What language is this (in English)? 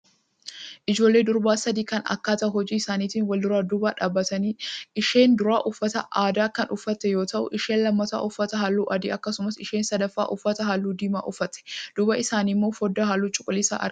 Oromo